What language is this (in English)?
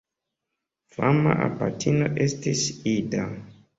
Esperanto